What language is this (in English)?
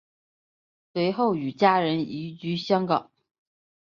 Chinese